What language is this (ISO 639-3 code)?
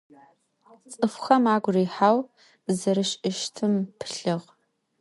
ady